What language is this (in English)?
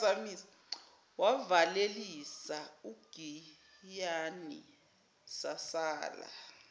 Zulu